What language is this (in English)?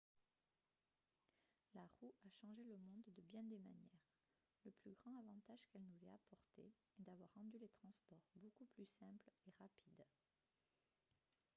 French